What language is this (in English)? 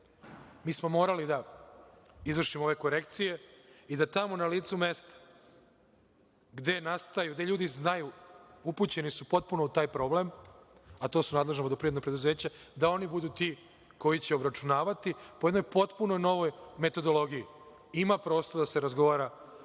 Serbian